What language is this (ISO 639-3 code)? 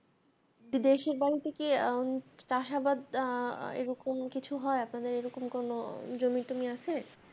ben